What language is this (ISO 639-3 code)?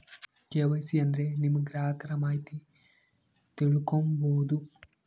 kan